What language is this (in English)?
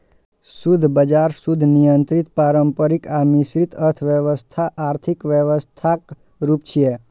Maithili